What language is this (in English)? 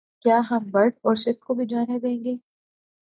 Urdu